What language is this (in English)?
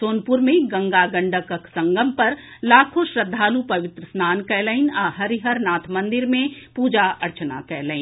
Maithili